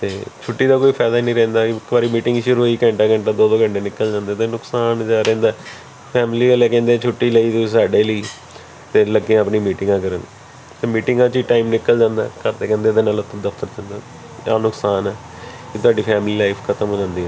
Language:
Punjabi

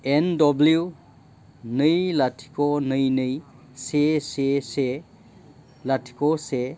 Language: Bodo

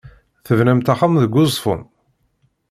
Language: Kabyle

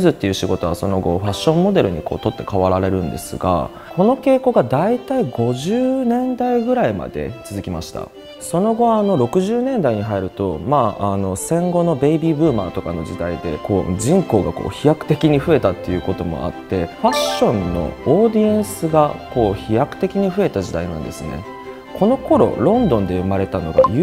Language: Japanese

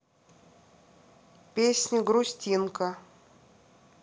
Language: Russian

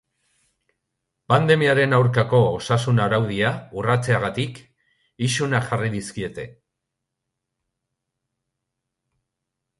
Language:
Basque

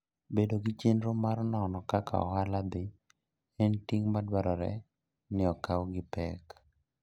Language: Luo (Kenya and Tanzania)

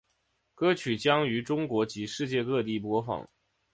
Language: Chinese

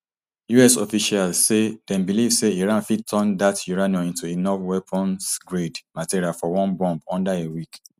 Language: Nigerian Pidgin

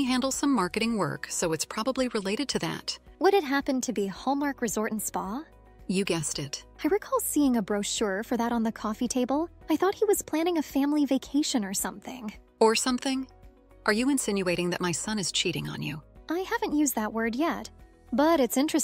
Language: English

